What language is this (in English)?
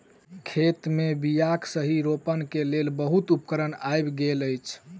Maithili